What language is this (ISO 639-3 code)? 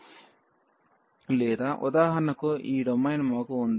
tel